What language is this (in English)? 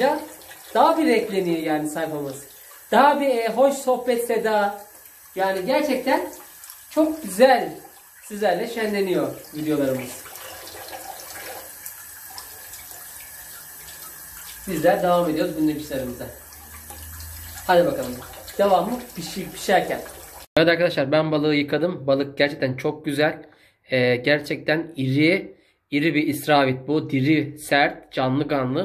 Turkish